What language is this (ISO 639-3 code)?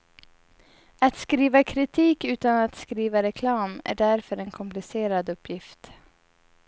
swe